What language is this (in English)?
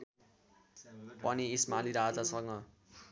Nepali